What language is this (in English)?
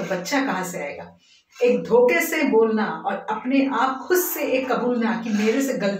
Hindi